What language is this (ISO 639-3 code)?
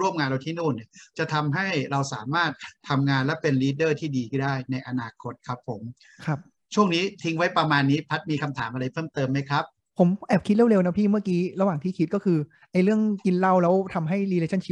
tha